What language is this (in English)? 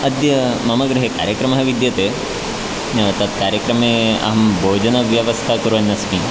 Sanskrit